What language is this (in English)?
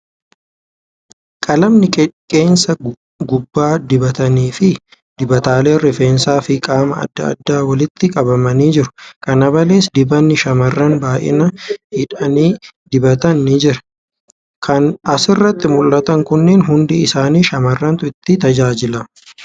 Oromo